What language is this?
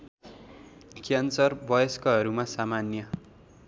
Nepali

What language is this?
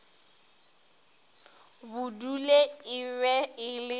Northern Sotho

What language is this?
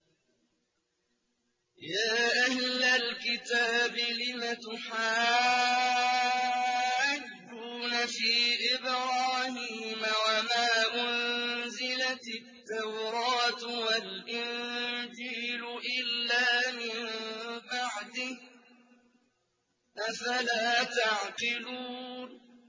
Arabic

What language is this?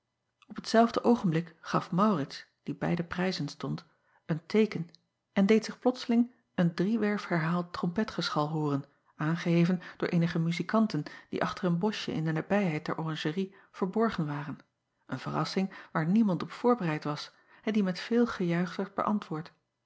Dutch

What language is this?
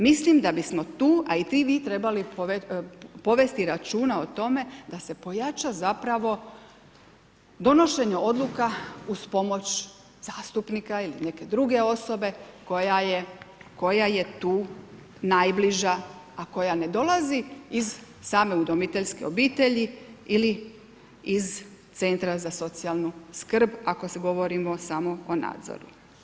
Croatian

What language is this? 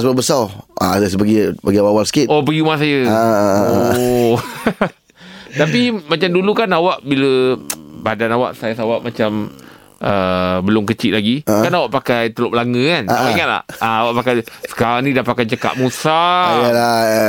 Malay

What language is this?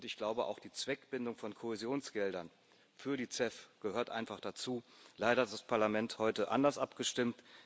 German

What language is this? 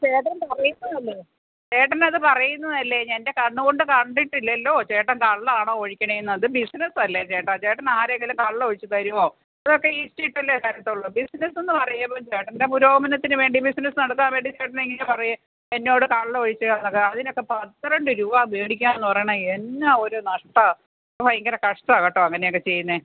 Malayalam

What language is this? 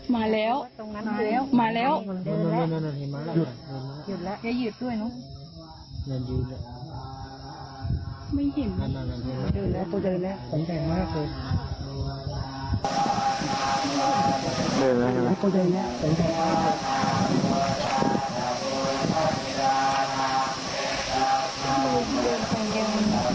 Thai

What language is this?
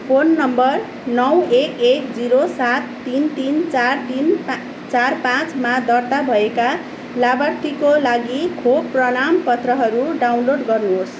Nepali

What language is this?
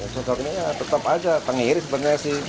Indonesian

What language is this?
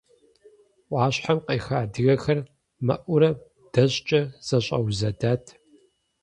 Kabardian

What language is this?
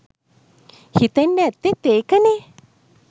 Sinhala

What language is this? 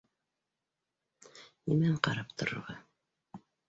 Bashkir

